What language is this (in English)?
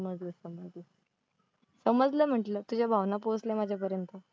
Marathi